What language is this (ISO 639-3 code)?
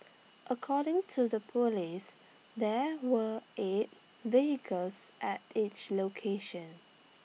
eng